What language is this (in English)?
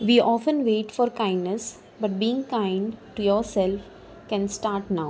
Konkani